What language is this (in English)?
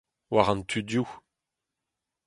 Breton